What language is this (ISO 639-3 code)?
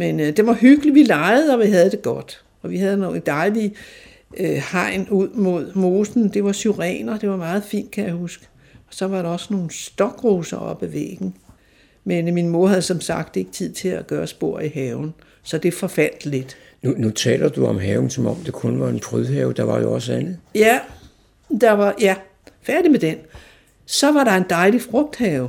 dan